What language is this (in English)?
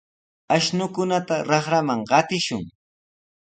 Sihuas Ancash Quechua